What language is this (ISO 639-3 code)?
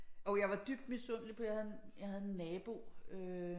dan